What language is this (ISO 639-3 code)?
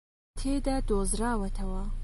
ckb